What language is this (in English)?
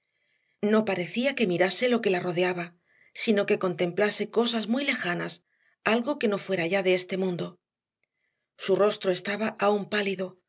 Spanish